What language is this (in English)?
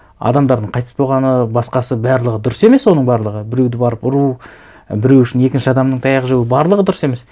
Kazakh